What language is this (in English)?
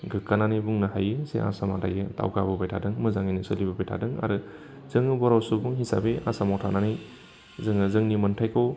Bodo